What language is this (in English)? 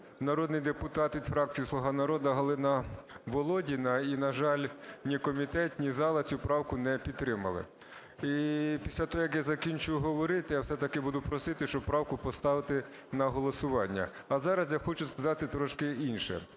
Ukrainian